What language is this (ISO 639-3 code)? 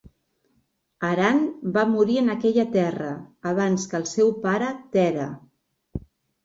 cat